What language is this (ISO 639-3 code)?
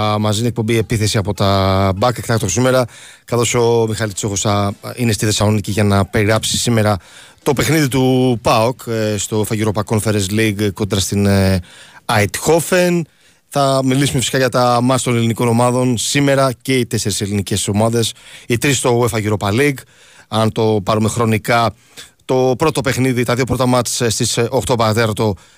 ell